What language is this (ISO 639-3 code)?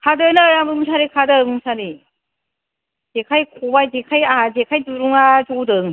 brx